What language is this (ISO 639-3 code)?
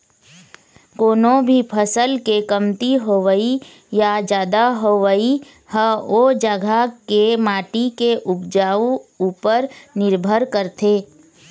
hne